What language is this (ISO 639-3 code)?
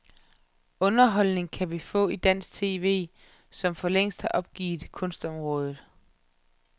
dan